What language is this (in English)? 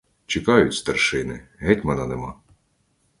Ukrainian